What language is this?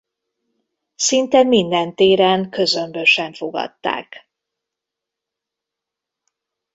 Hungarian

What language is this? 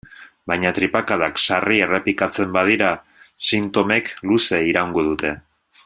Basque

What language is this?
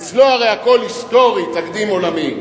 Hebrew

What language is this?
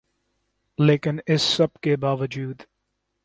Urdu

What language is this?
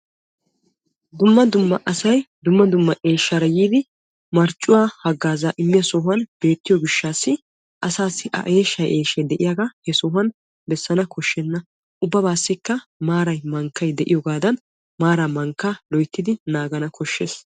Wolaytta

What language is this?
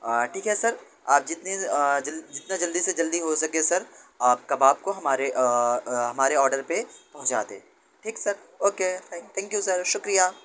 Urdu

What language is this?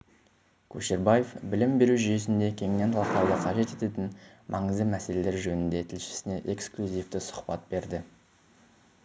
Kazakh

